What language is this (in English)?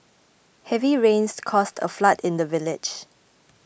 English